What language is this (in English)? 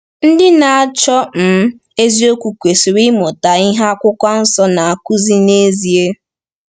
Igbo